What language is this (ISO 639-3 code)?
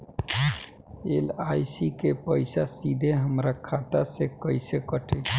bho